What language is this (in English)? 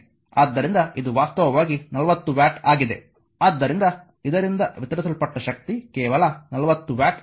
Kannada